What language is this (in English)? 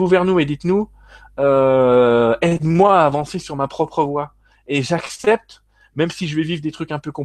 French